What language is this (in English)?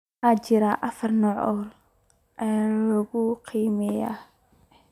Somali